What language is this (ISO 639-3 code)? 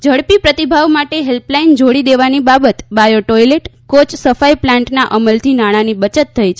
guj